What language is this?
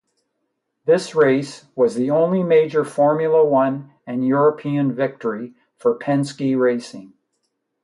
English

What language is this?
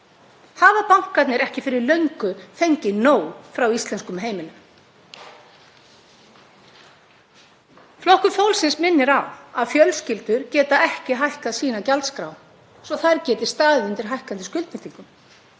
Icelandic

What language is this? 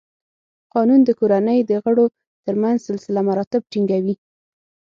Pashto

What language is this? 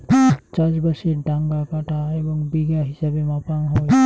Bangla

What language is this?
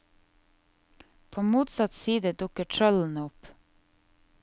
Norwegian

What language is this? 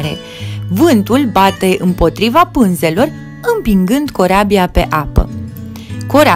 Romanian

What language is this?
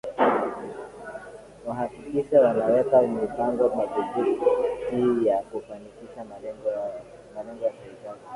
Swahili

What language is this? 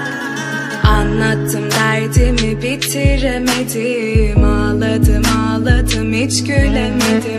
Turkish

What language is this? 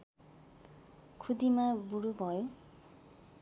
Nepali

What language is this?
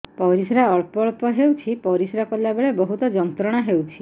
Odia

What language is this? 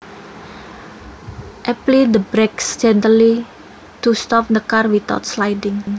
Javanese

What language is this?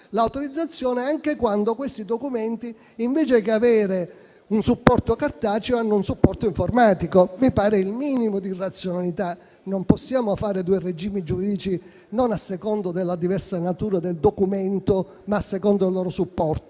Italian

